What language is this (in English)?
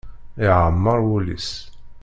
Kabyle